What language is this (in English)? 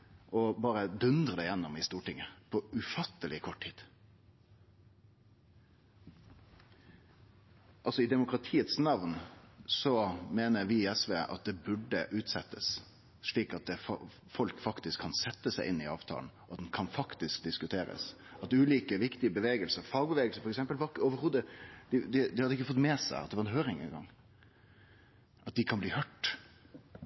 Norwegian Nynorsk